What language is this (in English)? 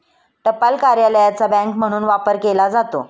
Marathi